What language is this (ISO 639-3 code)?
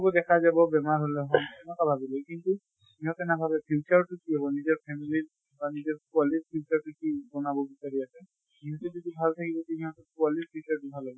asm